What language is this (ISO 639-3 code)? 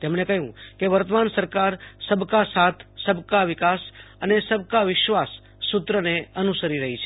guj